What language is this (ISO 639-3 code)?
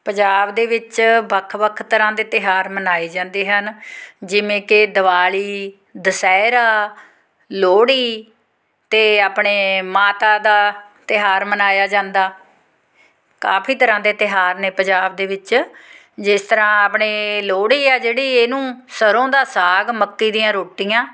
pan